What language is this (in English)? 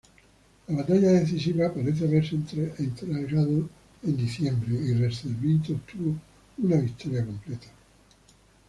Spanish